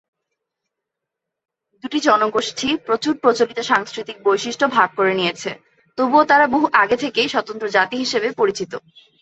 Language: Bangla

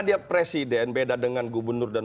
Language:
Indonesian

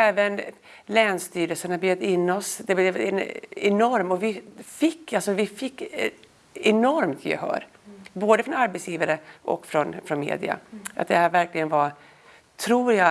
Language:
Swedish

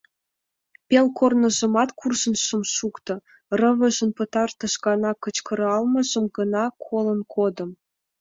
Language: Mari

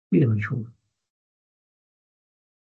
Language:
Welsh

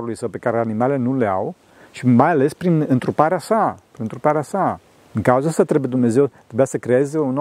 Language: Romanian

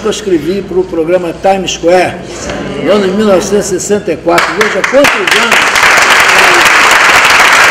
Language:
Portuguese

